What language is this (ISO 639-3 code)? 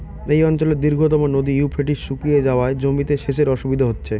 ben